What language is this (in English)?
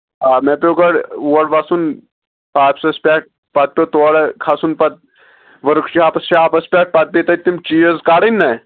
Kashmiri